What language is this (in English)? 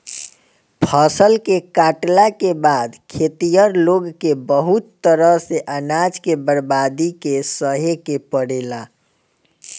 Bhojpuri